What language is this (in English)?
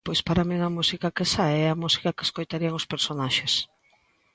Galician